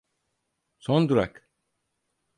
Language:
Turkish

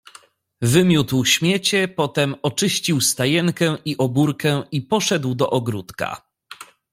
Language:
Polish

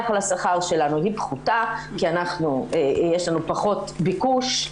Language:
Hebrew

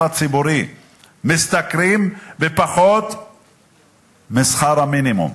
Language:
Hebrew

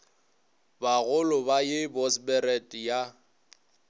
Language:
Northern Sotho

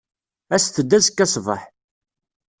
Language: Kabyle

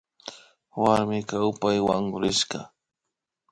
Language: Imbabura Highland Quichua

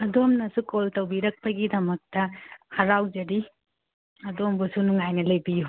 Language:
Manipuri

